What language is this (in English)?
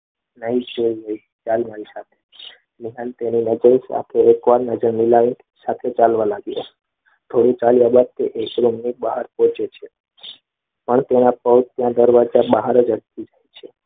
Gujarati